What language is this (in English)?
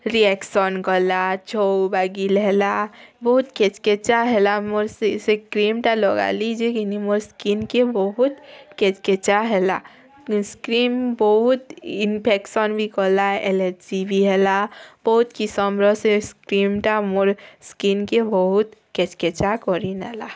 Odia